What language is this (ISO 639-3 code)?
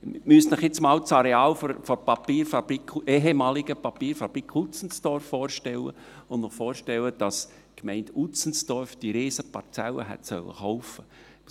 gsw